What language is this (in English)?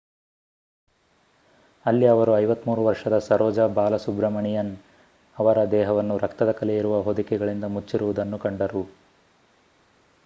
Kannada